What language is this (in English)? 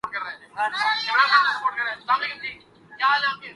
Urdu